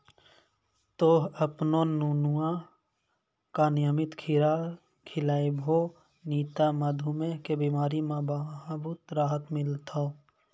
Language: Maithili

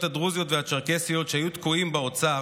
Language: Hebrew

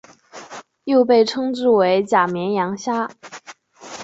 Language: Chinese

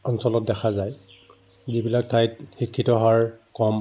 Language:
Assamese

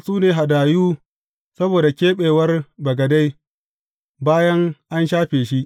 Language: Hausa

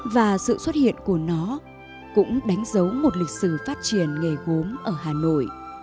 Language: Vietnamese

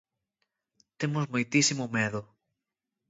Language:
Galician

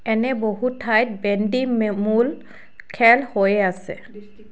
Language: Assamese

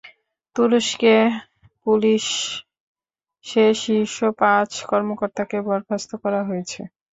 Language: Bangla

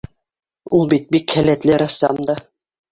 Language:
Bashkir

